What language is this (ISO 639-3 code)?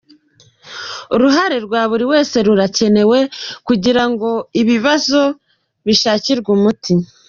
kin